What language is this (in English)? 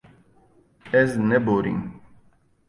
Kurdish